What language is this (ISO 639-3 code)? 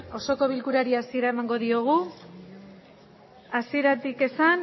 eus